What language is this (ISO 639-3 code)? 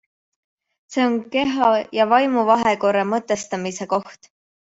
est